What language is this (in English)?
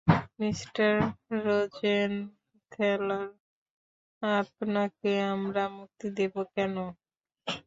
Bangla